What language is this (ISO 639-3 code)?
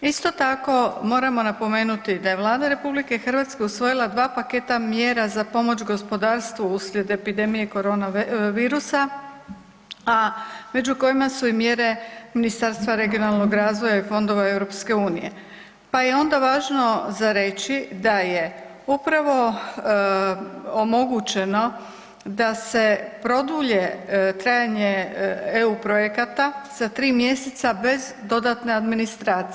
hrv